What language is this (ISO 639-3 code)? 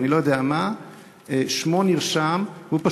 heb